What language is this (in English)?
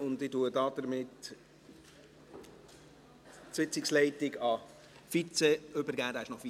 Swiss German